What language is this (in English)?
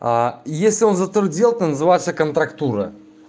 Russian